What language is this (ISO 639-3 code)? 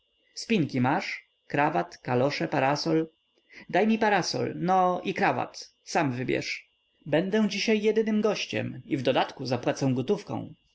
pol